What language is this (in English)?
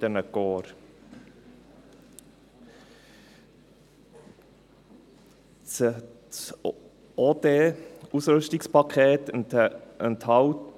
Swiss German